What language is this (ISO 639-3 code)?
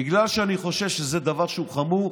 heb